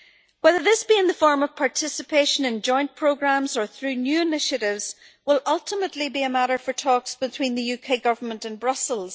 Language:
English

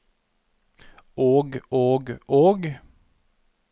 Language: Norwegian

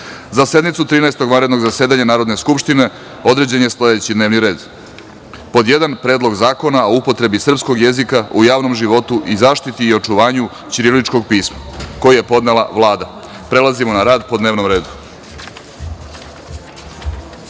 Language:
Serbian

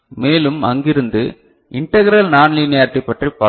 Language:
Tamil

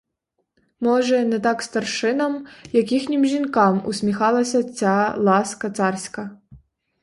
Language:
Ukrainian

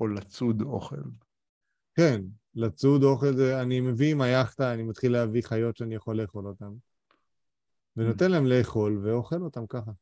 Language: Hebrew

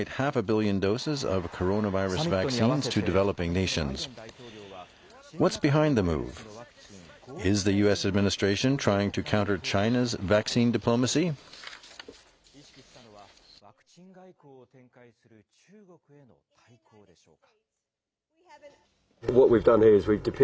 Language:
Japanese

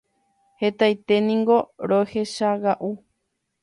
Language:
Guarani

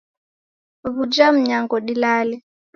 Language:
Taita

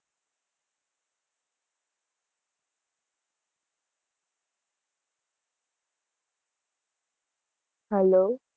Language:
Gujarati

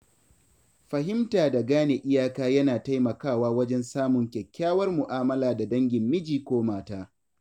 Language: Hausa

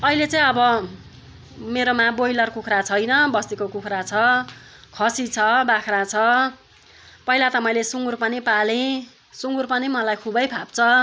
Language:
Nepali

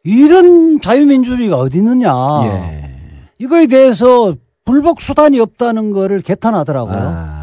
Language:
Korean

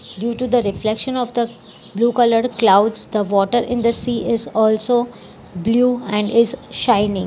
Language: English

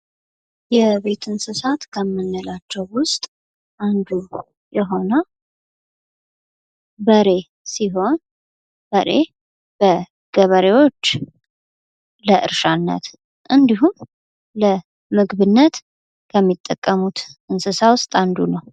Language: Amharic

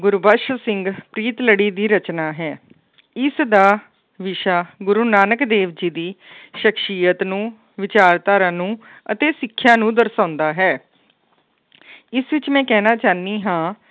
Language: Punjabi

